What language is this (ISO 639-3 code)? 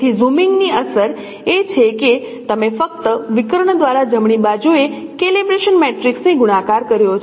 guj